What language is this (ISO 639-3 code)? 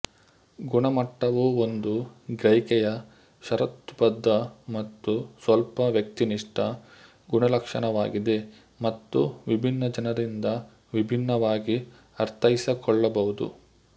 kan